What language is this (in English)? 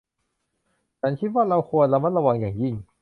Thai